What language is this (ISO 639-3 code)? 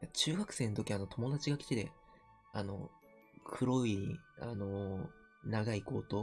jpn